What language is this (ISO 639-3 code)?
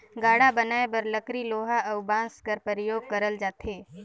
hne